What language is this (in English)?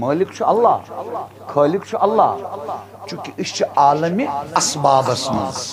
Turkish